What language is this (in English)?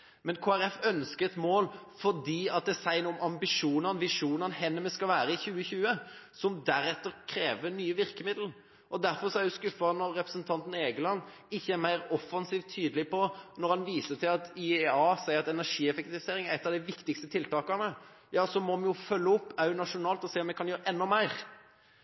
Norwegian Bokmål